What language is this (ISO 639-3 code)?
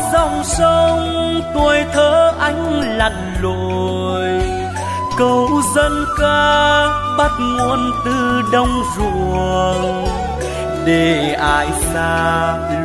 vie